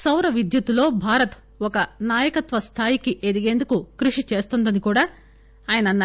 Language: Telugu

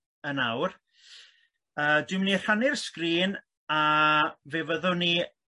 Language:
Welsh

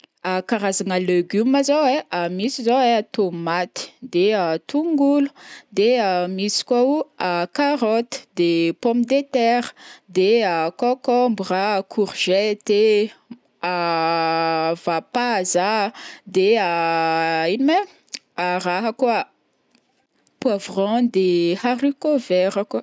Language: Northern Betsimisaraka Malagasy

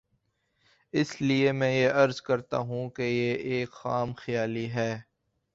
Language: Urdu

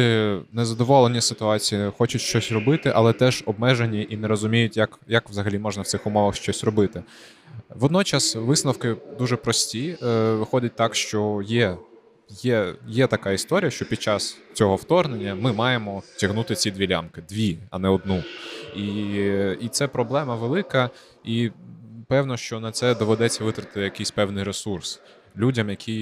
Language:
Ukrainian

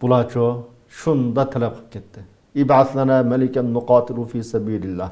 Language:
Turkish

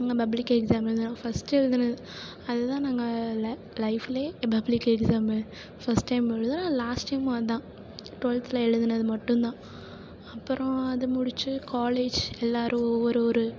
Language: Tamil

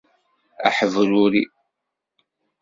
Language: Kabyle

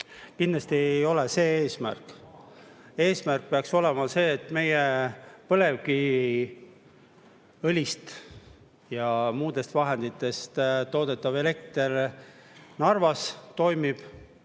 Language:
Estonian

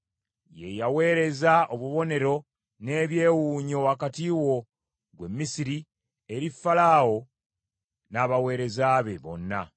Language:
Ganda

